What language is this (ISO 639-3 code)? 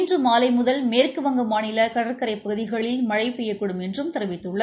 tam